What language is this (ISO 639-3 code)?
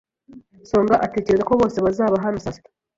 kin